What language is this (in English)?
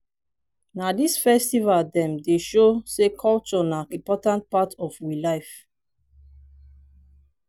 Nigerian Pidgin